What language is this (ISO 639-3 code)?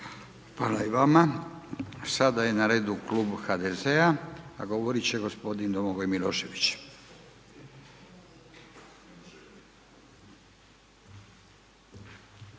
hrv